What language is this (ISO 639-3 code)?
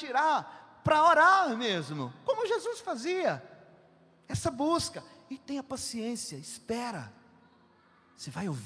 por